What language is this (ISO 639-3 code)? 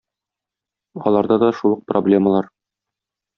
tat